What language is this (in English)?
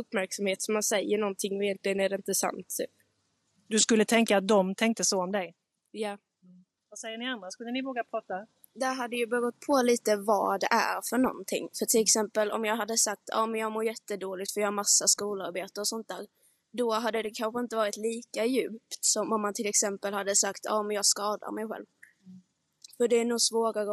Swedish